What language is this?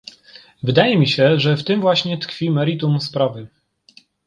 Polish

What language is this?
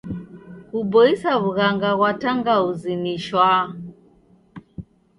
Taita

